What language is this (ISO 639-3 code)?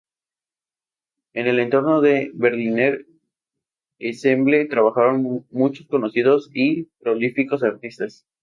spa